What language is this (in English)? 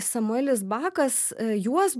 Lithuanian